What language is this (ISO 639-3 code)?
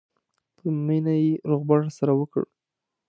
pus